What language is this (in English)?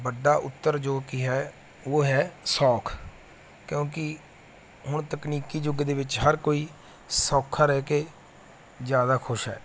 Punjabi